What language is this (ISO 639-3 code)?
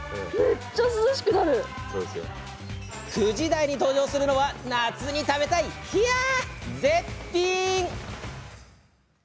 jpn